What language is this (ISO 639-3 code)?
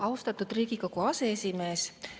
est